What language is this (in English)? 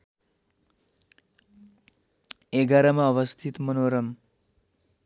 Nepali